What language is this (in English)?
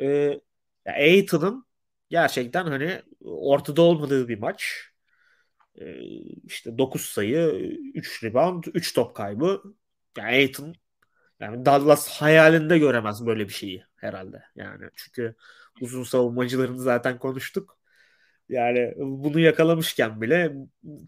Turkish